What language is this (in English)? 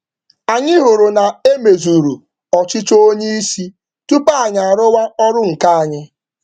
Igbo